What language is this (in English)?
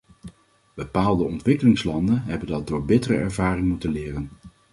Dutch